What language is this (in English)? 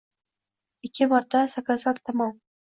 Uzbek